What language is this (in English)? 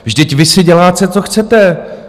Czech